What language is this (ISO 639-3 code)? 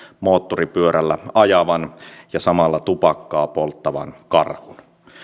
fin